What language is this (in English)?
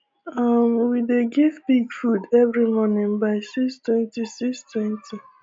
Nigerian Pidgin